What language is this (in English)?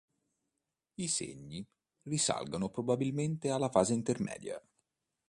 Italian